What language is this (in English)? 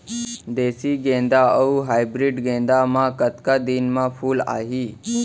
Chhattisgarhi